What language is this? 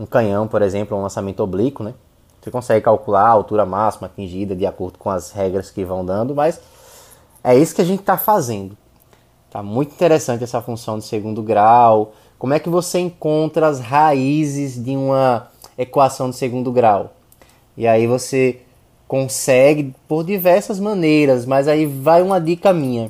Portuguese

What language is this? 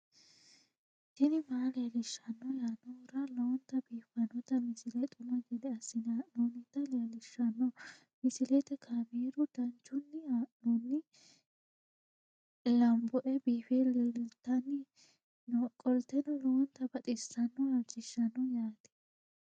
Sidamo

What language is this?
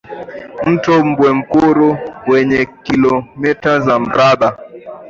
Swahili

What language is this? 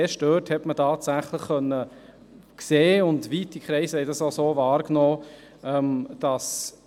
Swiss German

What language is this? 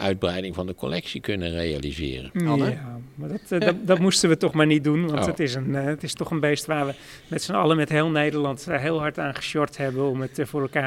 Dutch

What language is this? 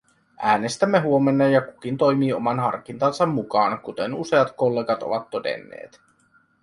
Finnish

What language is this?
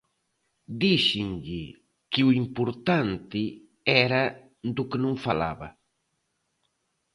Galician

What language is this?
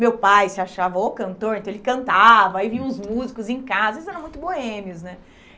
Portuguese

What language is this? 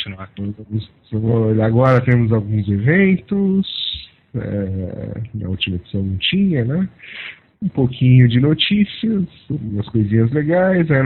Portuguese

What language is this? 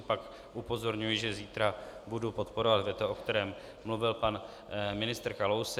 Czech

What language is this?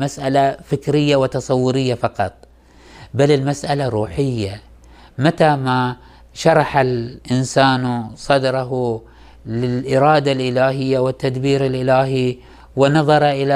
Arabic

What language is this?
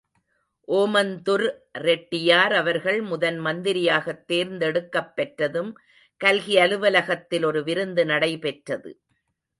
Tamil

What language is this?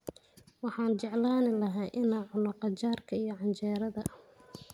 Somali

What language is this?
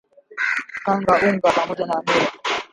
Swahili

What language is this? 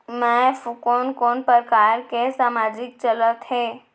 Chhattisgarhi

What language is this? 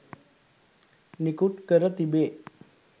Sinhala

